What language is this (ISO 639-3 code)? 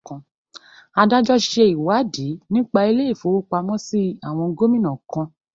yor